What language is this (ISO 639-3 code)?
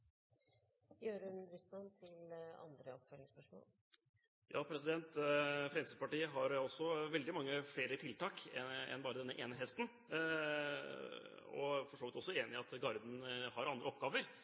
nob